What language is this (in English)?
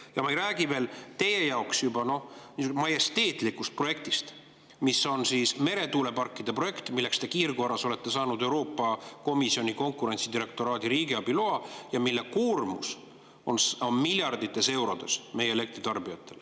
Estonian